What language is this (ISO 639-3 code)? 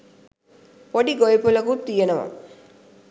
sin